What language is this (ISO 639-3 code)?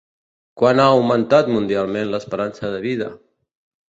cat